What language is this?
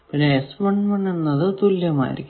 Malayalam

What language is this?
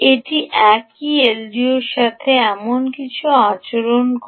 Bangla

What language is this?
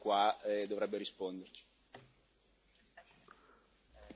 Italian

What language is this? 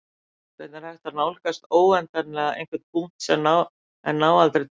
Icelandic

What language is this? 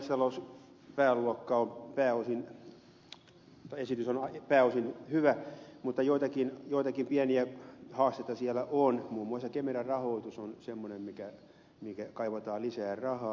Finnish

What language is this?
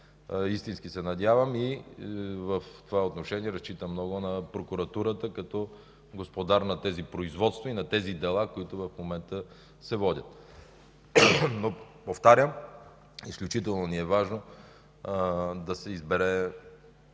Bulgarian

